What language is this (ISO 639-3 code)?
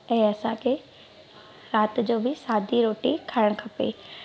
snd